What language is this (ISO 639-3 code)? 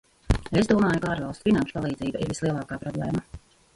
lav